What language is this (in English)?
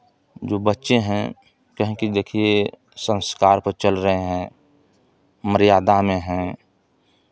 Hindi